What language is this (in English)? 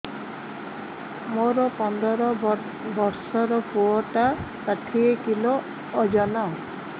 Odia